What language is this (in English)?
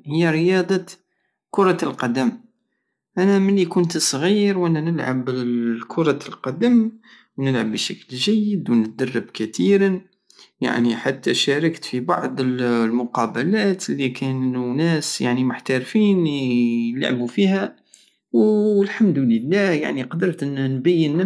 Algerian Saharan Arabic